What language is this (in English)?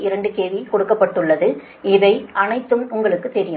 Tamil